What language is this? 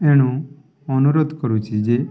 Odia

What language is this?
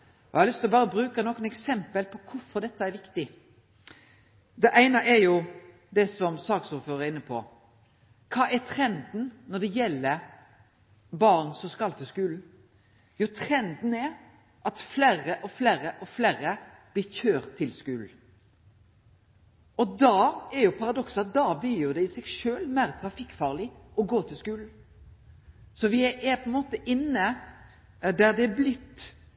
Norwegian Nynorsk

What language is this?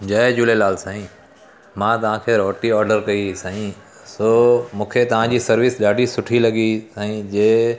Sindhi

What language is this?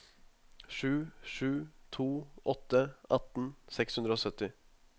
Norwegian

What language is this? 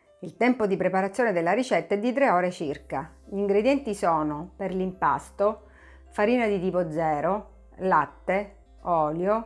Italian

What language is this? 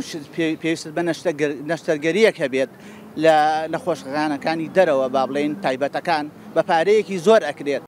Arabic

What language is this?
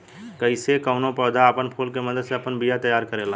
Bhojpuri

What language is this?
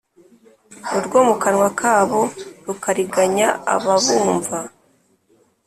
Kinyarwanda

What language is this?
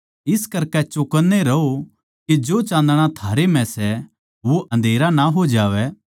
Haryanvi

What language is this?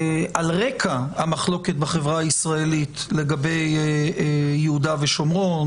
Hebrew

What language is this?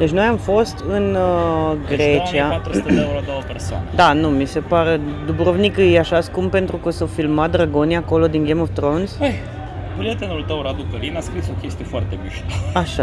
Romanian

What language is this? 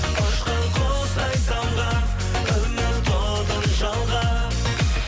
Kazakh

